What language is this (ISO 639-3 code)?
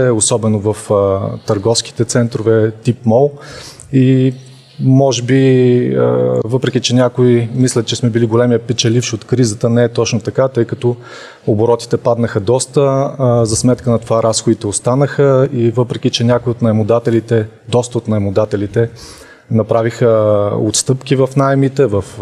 bul